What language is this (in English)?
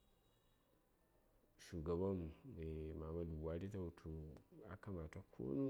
Saya